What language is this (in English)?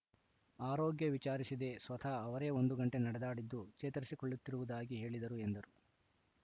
Kannada